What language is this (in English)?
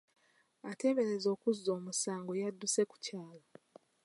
Ganda